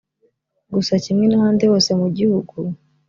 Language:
Kinyarwanda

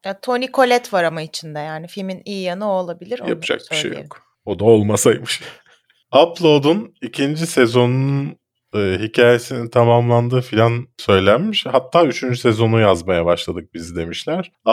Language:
Turkish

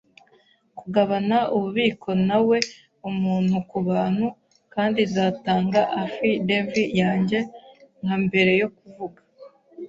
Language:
Kinyarwanda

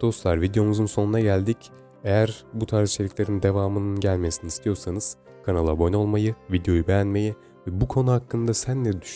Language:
Turkish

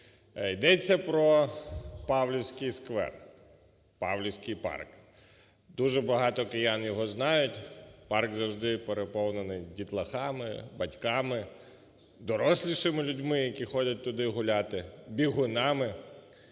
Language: Ukrainian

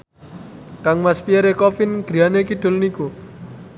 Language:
Javanese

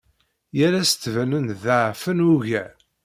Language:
Kabyle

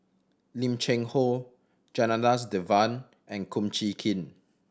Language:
English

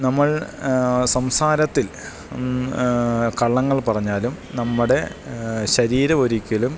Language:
Malayalam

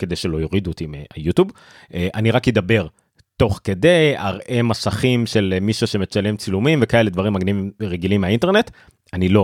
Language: Hebrew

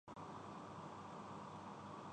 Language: Urdu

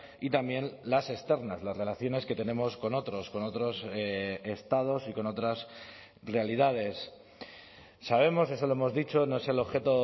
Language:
Spanish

